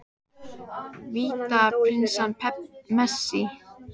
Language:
Icelandic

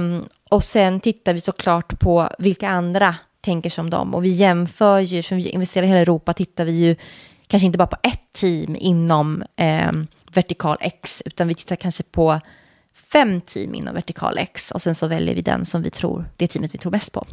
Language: Swedish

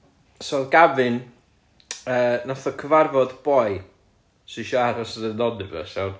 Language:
Welsh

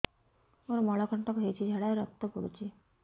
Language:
Odia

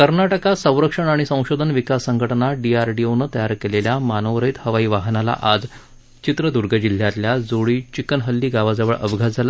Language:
Marathi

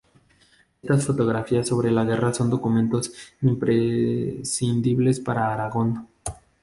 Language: Spanish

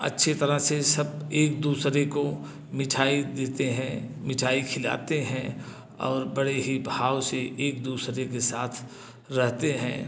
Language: Hindi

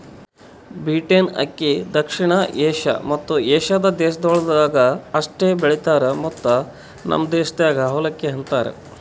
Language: Kannada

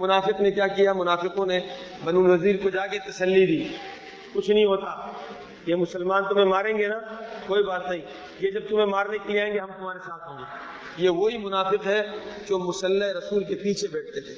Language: Urdu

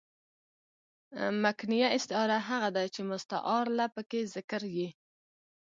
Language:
Pashto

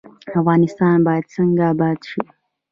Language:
Pashto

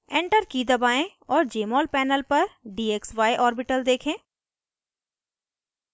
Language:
Hindi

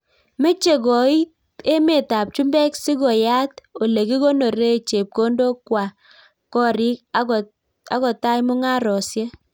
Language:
Kalenjin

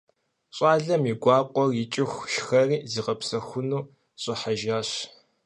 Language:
Kabardian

